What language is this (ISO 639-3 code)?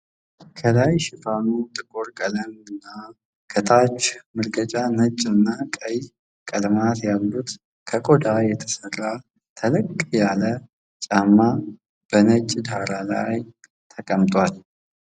amh